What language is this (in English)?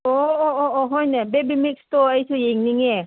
Manipuri